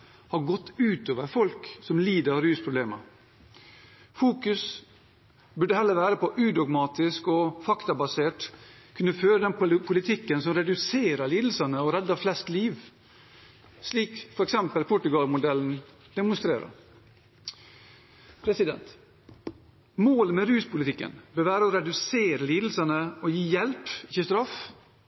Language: Norwegian Bokmål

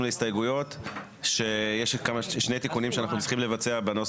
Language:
Hebrew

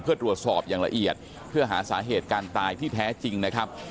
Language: Thai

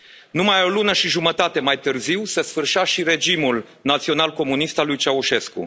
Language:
Romanian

